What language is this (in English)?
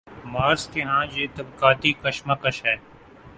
Urdu